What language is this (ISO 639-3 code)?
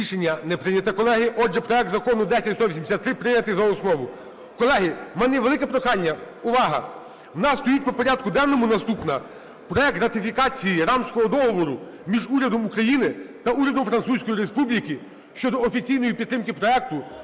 ukr